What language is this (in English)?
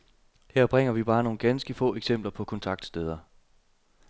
Danish